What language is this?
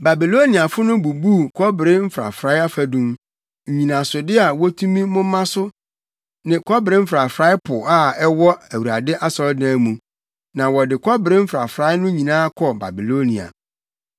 Akan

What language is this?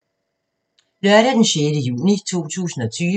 Danish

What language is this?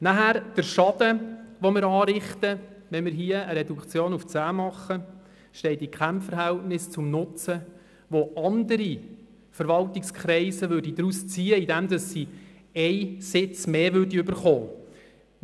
Swiss German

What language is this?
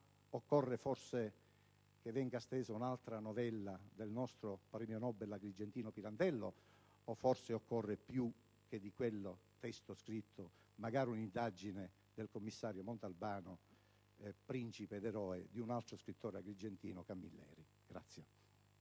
Italian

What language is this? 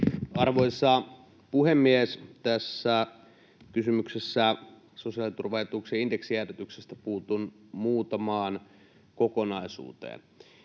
Finnish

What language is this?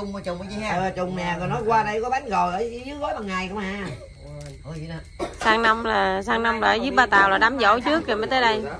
Vietnamese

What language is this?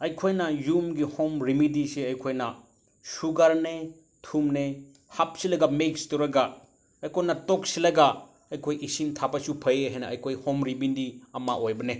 Manipuri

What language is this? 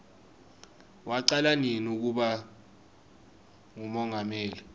Swati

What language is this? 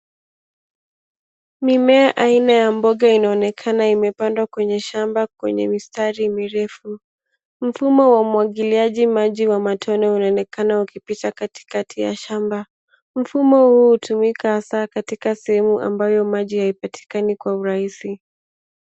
Swahili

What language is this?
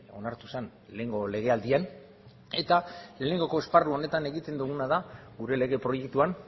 Basque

